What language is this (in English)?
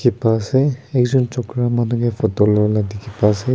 Naga Pidgin